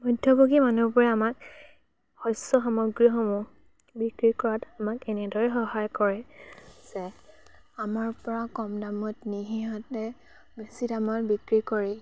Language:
Assamese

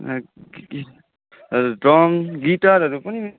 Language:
Nepali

